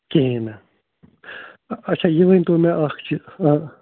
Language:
Kashmiri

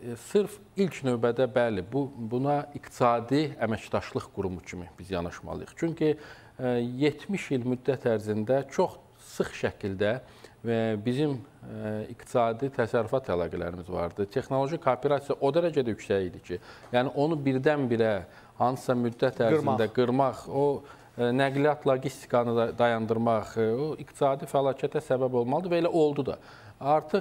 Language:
Turkish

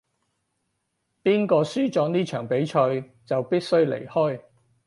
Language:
Cantonese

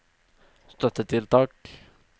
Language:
Norwegian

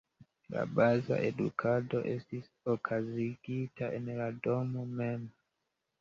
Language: Esperanto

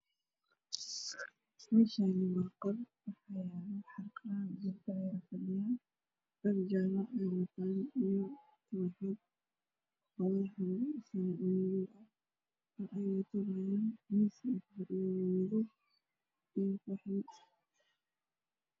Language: Somali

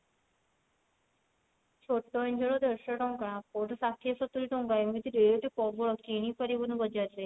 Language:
Odia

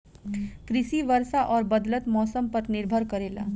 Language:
Bhojpuri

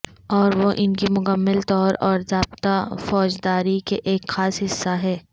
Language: Urdu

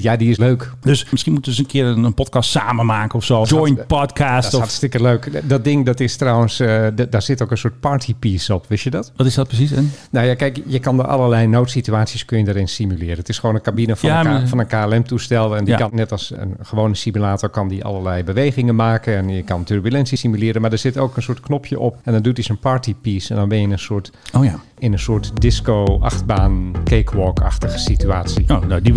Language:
Dutch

